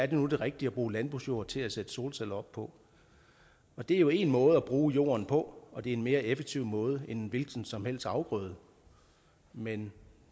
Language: Danish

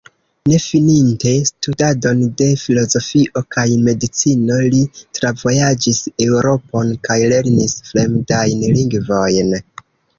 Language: Esperanto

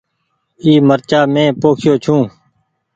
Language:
Goaria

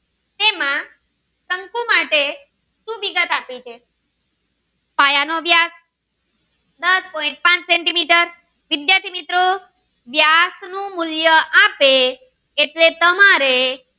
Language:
Gujarati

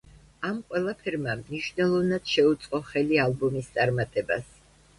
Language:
Georgian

